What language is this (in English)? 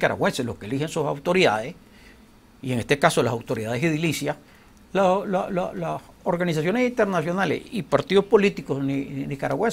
Spanish